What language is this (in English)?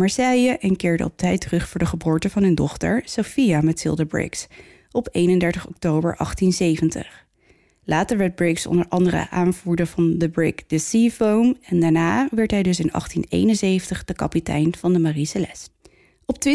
Dutch